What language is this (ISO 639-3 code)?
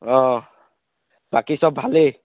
asm